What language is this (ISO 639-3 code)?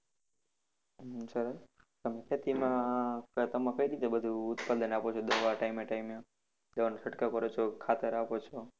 guj